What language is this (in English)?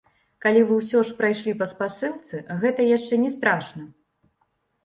Belarusian